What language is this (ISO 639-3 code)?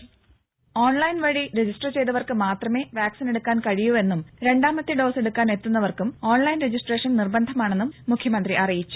mal